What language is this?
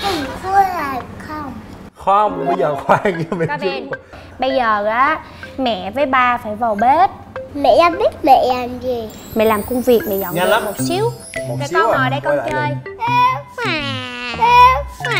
Vietnamese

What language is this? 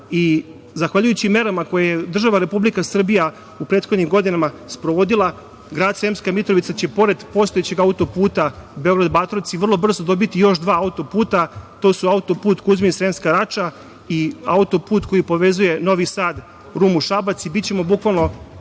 Serbian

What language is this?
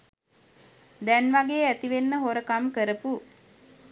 Sinhala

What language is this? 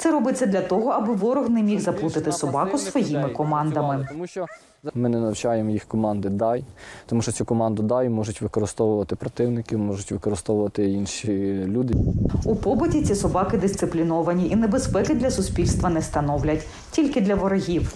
Ukrainian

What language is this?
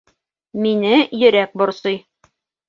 Bashkir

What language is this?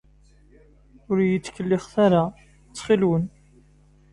Kabyle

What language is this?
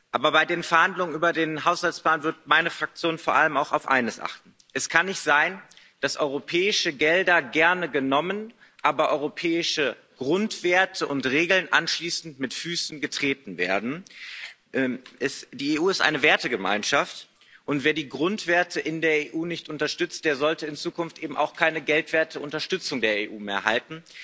German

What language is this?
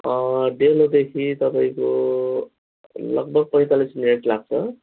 Nepali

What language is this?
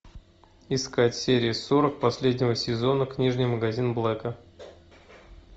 Russian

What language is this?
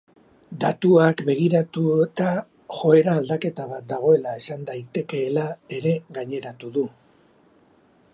Basque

